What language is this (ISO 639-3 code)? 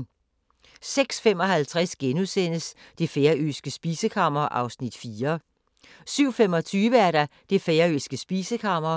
dan